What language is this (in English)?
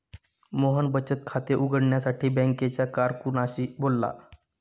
Marathi